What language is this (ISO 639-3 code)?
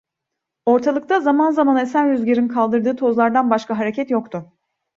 tur